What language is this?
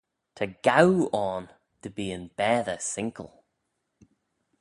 Manx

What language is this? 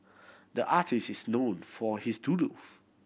English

